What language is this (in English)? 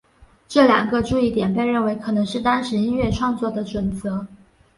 Chinese